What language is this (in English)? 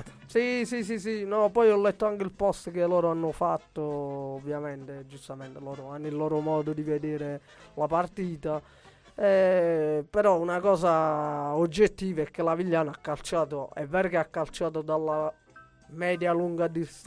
Italian